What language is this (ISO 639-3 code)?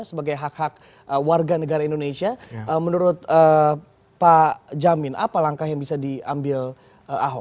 ind